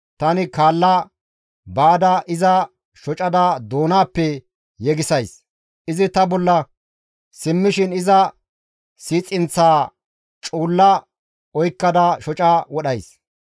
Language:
Gamo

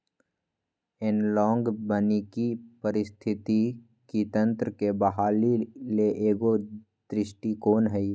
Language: Magahi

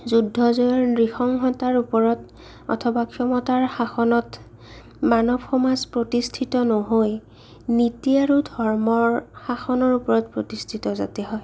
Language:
Assamese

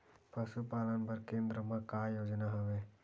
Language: Chhattisgarhi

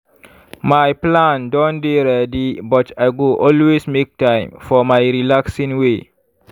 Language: Nigerian Pidgin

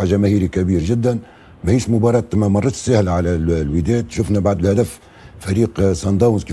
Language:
Arabic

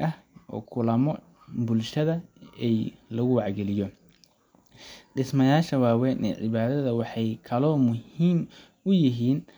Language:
Somali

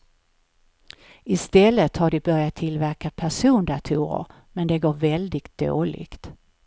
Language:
Swedish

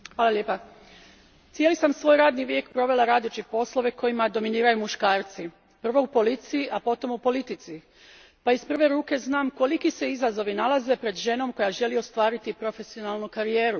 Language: Croatian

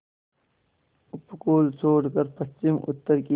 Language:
Hindi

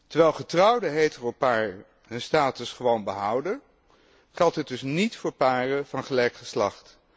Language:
Dutch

